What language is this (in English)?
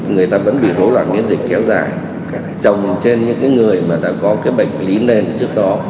Vietnamese